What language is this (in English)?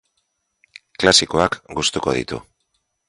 Basque